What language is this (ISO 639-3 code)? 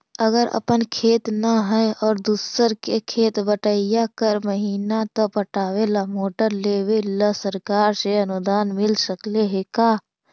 mag